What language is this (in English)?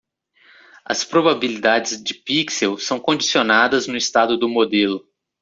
Portuguese